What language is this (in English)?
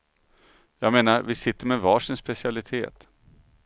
Swedish